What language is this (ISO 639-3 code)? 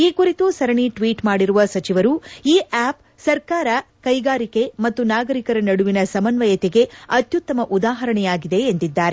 kan